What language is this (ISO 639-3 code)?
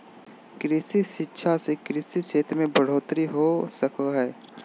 mag